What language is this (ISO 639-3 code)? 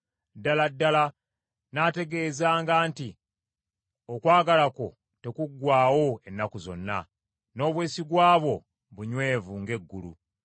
lug